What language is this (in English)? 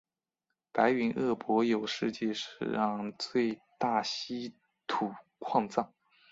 Chinese